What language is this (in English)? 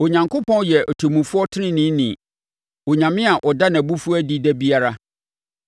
Akan